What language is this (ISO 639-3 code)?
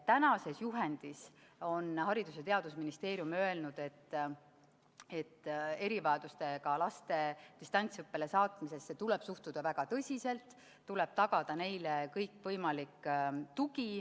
est